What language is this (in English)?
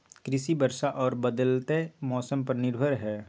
Maithili